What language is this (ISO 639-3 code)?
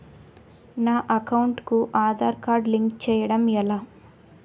tel